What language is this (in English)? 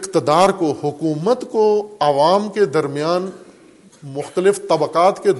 Urdu